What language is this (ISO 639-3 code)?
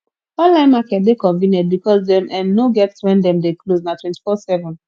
pcm